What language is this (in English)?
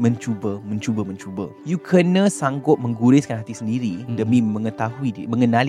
Malay